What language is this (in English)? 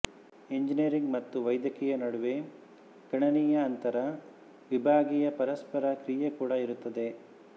Kannada